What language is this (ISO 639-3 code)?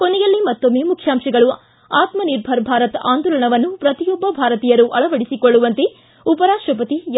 kan